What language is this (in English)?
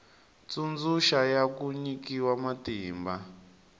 Tsonga